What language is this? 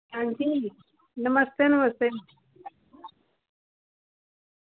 Dogri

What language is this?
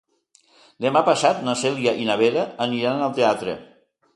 Catalan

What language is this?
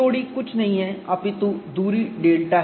Hindi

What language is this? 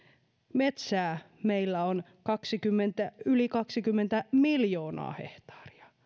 Finnish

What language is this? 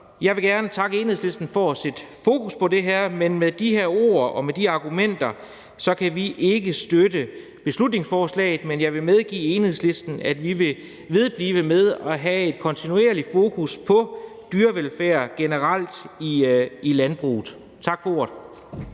Danish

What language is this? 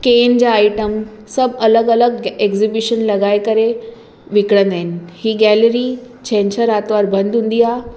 Sindhi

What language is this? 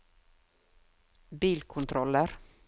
Norwegian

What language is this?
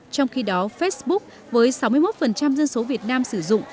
Vietnamese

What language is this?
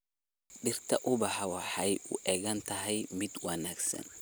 Somali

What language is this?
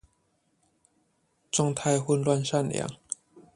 Chinese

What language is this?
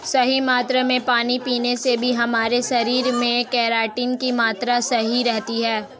Hindi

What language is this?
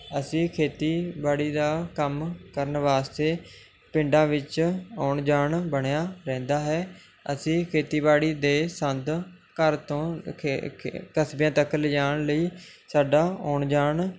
Punjabi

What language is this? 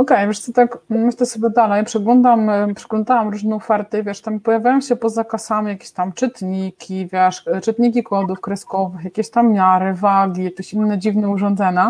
Polish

